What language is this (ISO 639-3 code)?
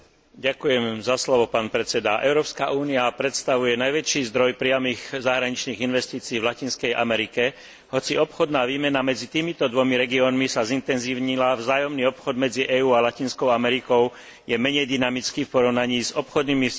slk